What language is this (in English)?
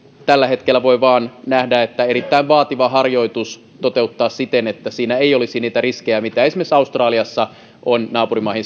Finnish